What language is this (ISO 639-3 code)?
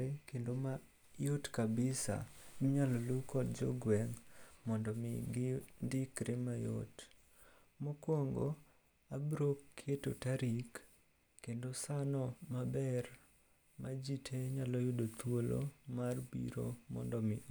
luo